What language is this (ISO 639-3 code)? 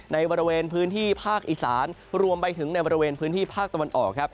tha